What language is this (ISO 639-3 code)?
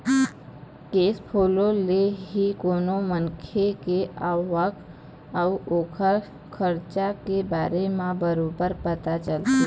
hne